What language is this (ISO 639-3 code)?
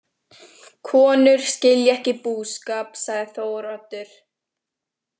isl